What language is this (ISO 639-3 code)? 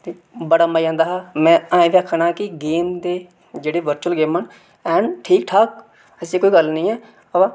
doi